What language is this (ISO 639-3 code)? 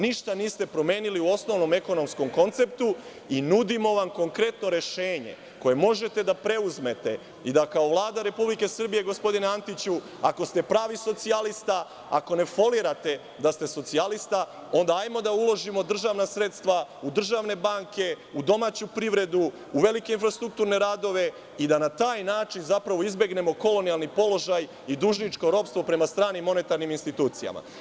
srp